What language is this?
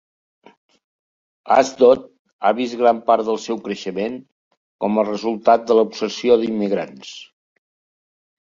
Catalan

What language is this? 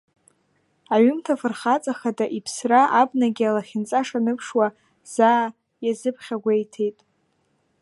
Abkhazian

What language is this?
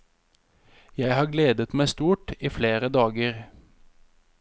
Norwegian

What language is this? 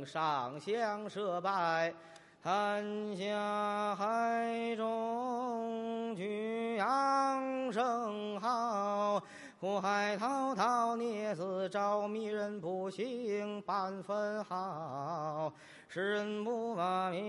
Chinese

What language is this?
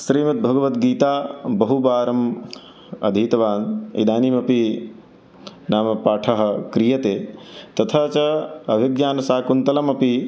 Sanskrit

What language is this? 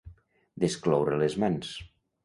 Catalan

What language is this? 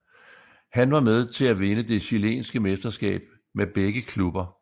Danish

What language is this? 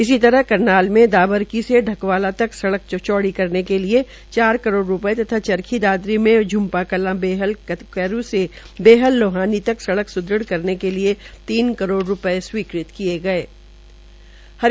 Hindi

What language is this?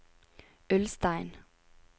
Norwegian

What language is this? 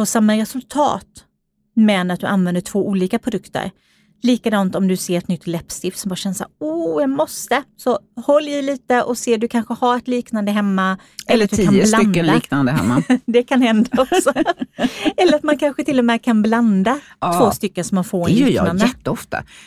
Swedish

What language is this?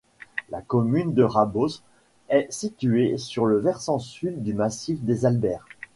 French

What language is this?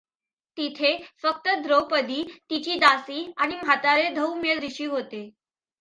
Marathi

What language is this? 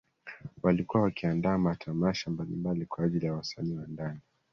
Swahili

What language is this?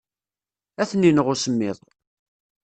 Kabyle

